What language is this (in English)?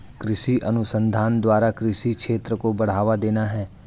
Hindi